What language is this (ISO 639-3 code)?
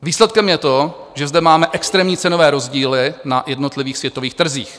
ces